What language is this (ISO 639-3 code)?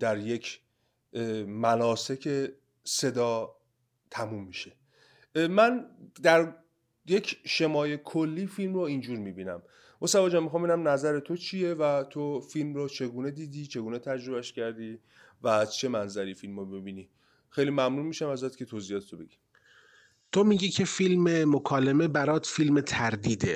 fas